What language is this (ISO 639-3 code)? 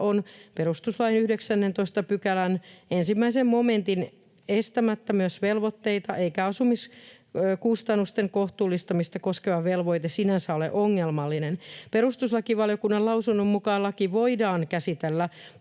fin